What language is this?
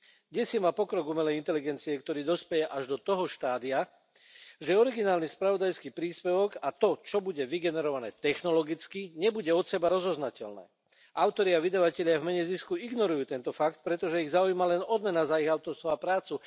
Slovak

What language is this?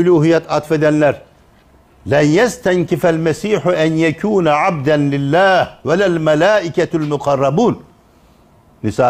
Turkish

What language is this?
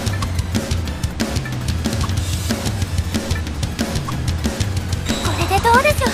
Japanese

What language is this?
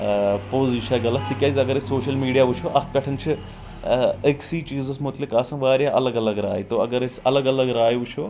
Kashmiri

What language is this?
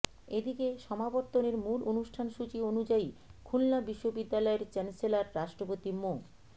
Bangla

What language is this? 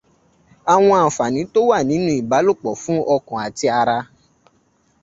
Yoruba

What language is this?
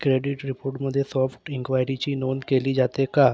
Marathi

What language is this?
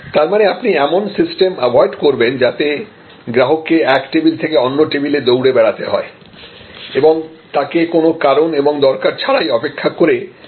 Bangla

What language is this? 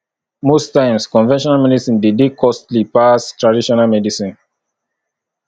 Nigerian Pidgin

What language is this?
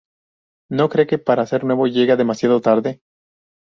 Spanish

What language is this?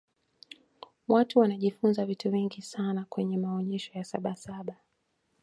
Swahili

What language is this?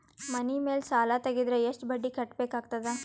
Kannada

